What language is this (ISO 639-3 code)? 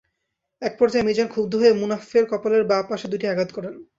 ben